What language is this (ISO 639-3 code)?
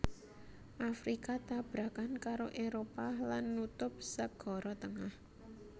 jav